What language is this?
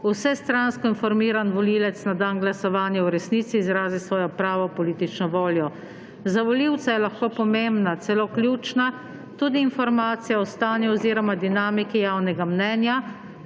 Slovenian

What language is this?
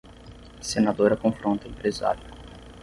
Portuguese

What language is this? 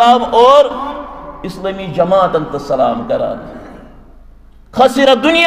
Arabic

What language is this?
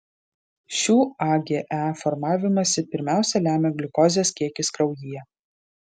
Lithuanian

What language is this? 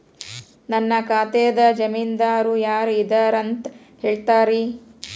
Kannada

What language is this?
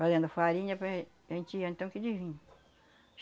Portuguese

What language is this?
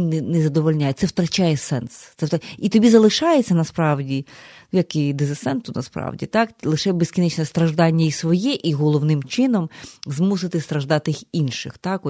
Ukrainian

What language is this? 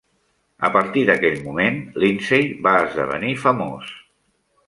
Catalan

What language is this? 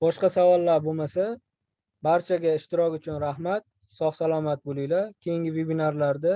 Uzbek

